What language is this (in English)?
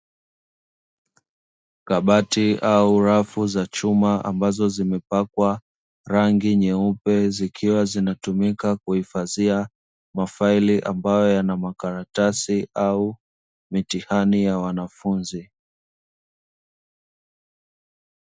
Swahili